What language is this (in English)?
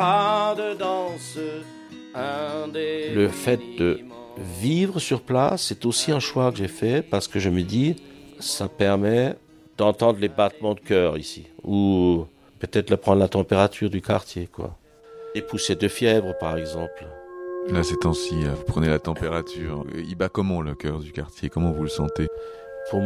French